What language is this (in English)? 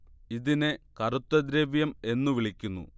Malayalam